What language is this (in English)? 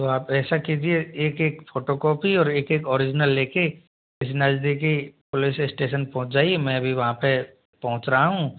Hindi